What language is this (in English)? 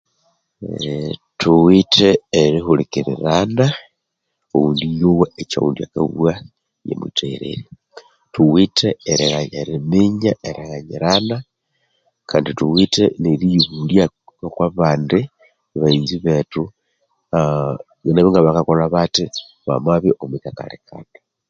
Konzo